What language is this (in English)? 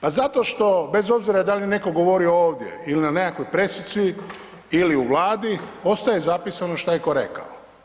Croatian